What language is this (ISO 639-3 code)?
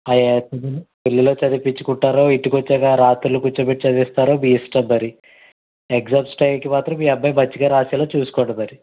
tel